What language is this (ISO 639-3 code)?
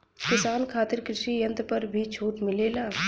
bho